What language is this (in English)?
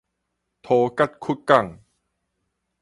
Min Nan Chinese